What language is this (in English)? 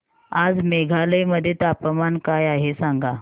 Marathi